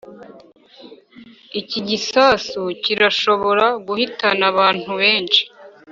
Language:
Kinyarwanda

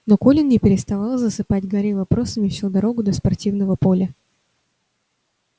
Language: Russian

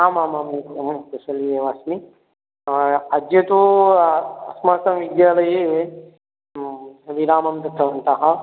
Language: Sanskrit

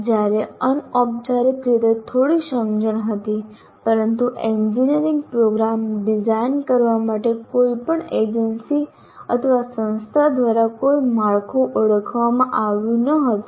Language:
Gujarati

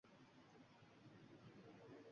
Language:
Uzbek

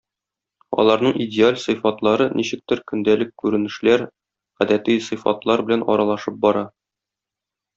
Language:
Tatar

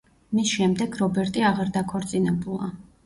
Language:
Georgian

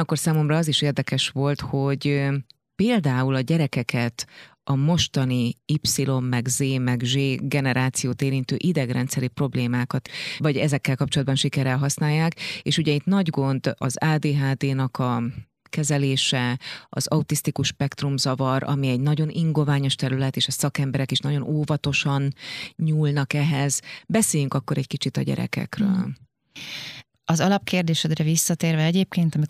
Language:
Hungarian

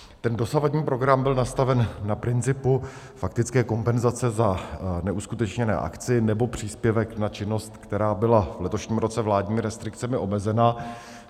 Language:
Czech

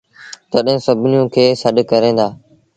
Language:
Sindhi Bhil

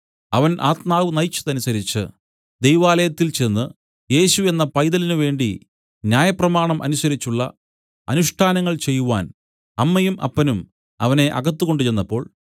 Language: Malayalam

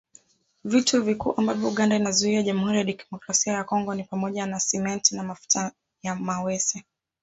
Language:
Swahili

